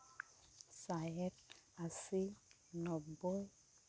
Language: Santali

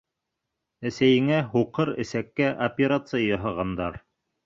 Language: Bashkir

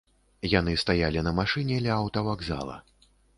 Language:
Belarusian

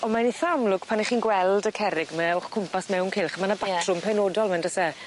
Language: Welsh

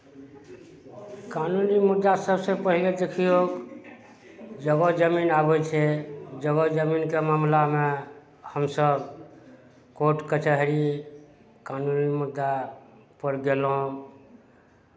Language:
Maithili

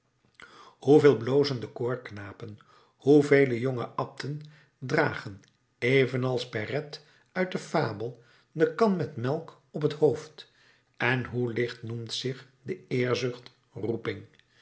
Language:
Dutch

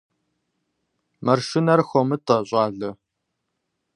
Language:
Kabardian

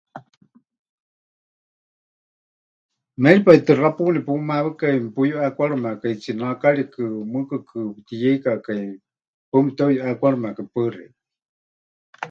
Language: Huichol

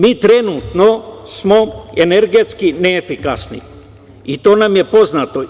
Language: Serbian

